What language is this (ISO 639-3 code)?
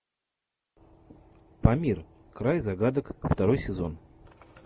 rus